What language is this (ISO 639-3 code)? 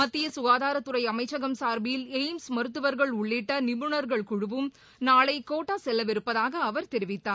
tam